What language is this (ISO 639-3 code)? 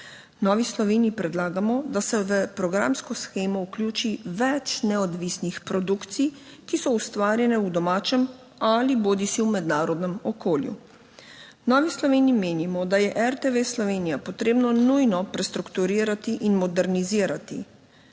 slv